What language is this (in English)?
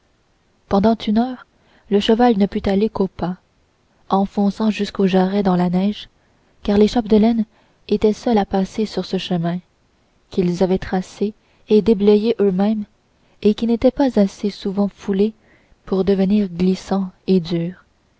French